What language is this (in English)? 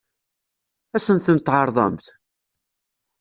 Kabyle